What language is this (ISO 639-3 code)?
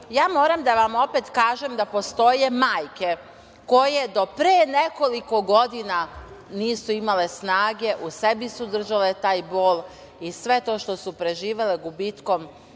srp